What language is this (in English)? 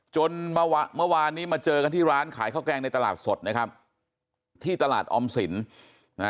Thai